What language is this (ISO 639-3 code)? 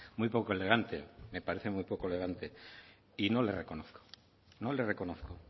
spa